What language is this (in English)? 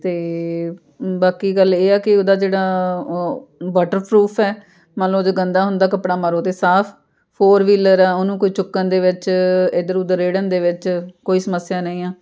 Punjabi